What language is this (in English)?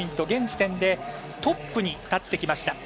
Japanese